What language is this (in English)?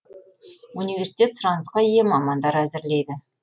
Kazakh